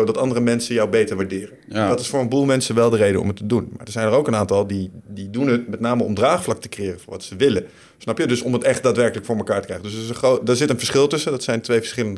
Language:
Dutch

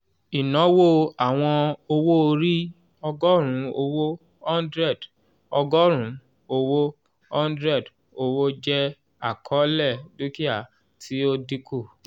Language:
Yoruba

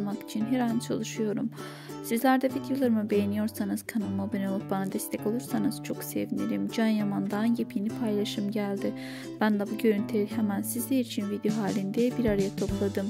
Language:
Turkish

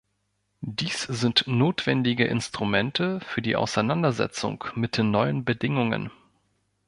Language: German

